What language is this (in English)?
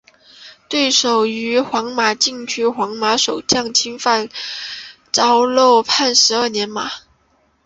Chinese